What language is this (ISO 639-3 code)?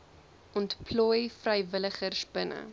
afr